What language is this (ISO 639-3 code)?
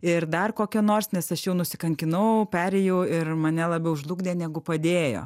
lit